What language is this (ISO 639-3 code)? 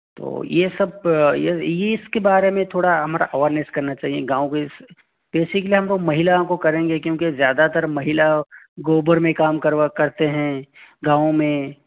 hin